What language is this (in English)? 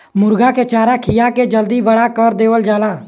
Bhojpuri